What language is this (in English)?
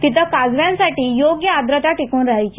Marathi